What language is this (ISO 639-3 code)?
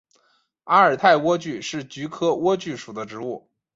zho